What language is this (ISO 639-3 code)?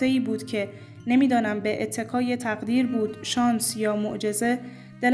fas